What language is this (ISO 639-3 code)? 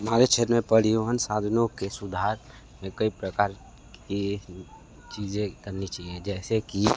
hin